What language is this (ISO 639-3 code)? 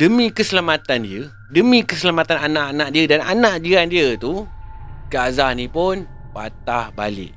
msa